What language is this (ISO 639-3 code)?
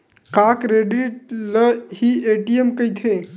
hne